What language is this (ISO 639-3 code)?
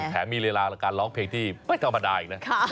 tha